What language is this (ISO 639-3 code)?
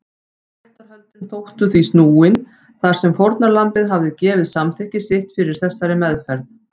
isl